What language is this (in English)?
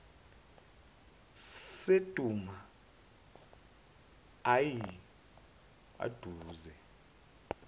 Zulu